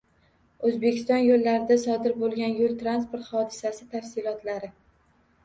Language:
Uzbek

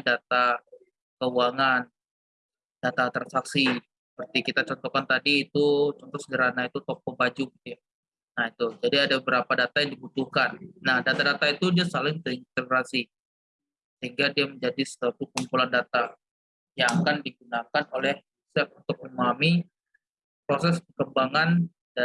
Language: Indonesian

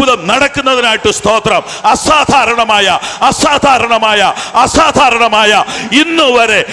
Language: Malayalam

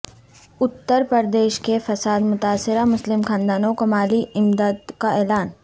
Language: Urdu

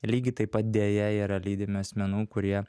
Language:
Lithuanian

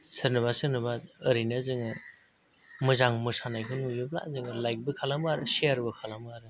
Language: Bodo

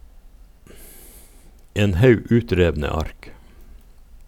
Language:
Norwegian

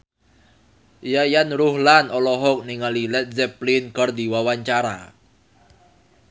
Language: Sundanese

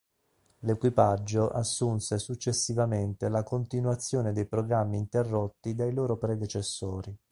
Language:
Italian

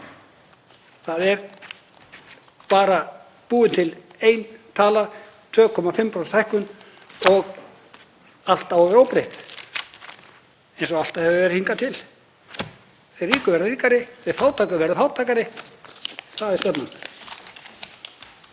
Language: Icelandic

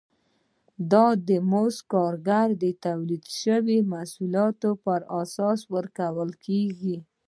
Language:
Pashto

